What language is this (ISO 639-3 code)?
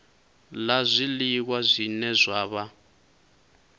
ven